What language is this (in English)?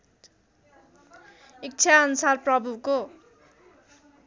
Nepali